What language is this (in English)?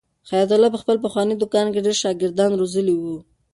Pashto